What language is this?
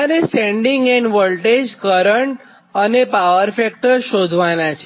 Gujarati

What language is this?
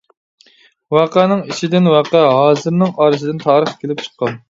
Uyghur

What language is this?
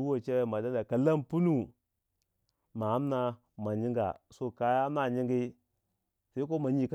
Waja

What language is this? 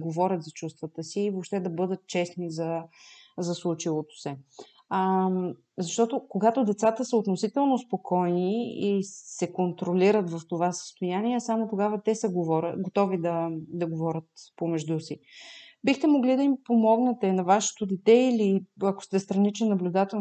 Bulgarian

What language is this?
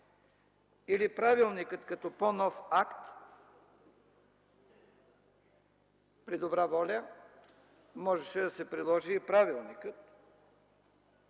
Bulgarian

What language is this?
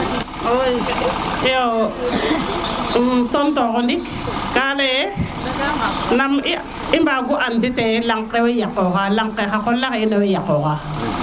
Serer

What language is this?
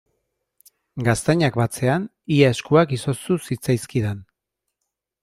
Basque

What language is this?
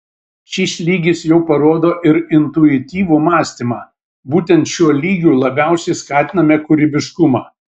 Lithuanian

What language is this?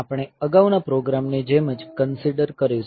Gujarati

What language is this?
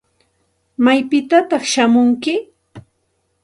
Santa Ana de Tusi Pasco Quechua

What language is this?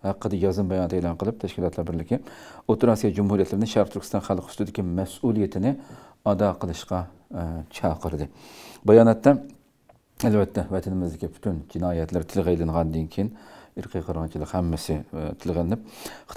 Turkish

